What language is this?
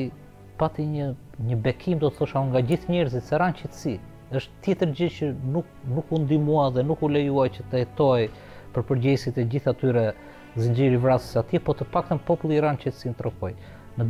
Romanian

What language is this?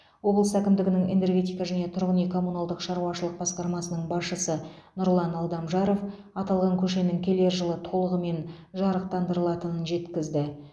Kazakh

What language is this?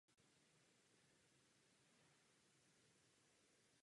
Czech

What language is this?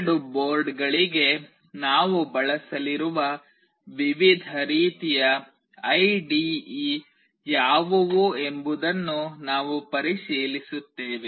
Kannada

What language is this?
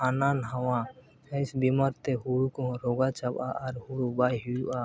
Santali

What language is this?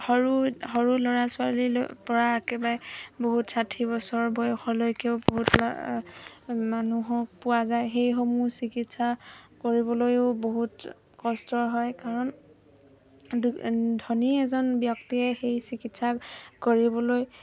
Assamese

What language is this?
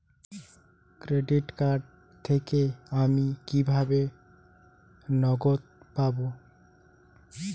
Bangla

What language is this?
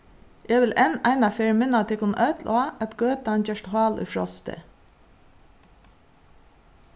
Faroese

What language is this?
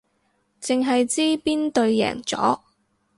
Cantonese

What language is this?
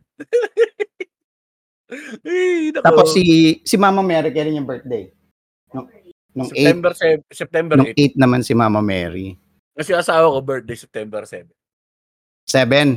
Filipino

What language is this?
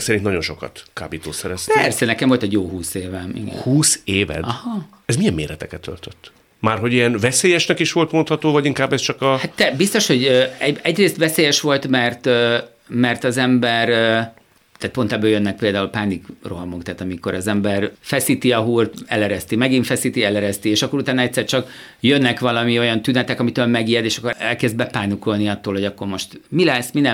Hungarian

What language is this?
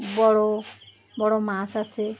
Bangla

